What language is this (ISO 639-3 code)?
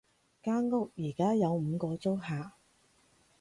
yue